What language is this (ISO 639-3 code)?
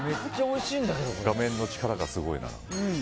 jpn